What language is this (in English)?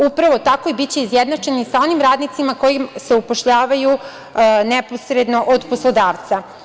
Serbian